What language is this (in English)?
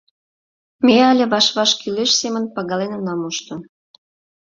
Mari